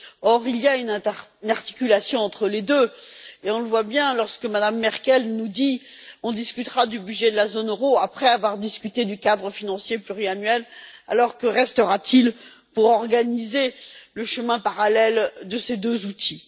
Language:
French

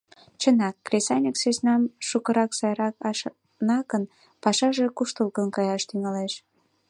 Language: Mari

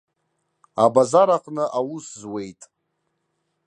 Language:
Abkhazian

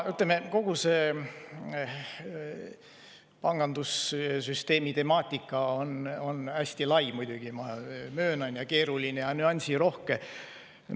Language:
Estonian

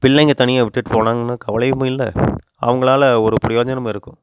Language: Tamil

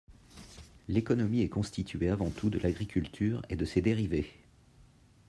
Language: French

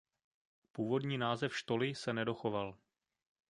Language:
Czech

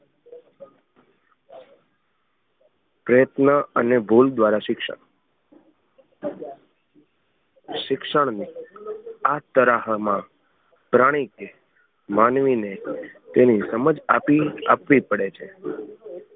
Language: Gujarati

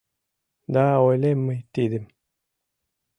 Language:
Mari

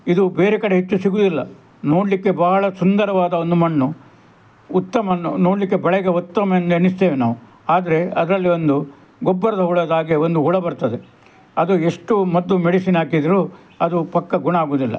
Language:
Kannada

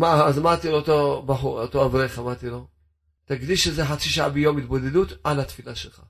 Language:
Hebrew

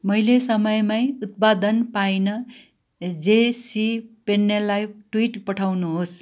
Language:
Nepali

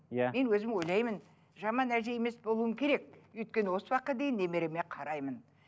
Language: Kazakh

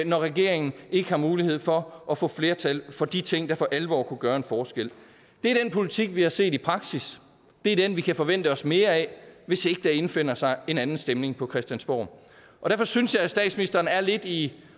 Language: Danish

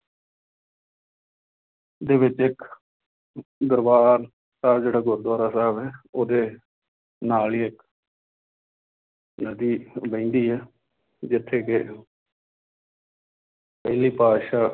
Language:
Punjabi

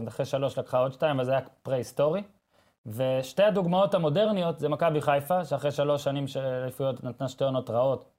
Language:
Hebrew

